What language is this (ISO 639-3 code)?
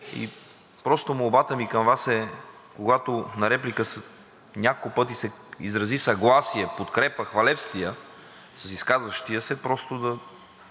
bul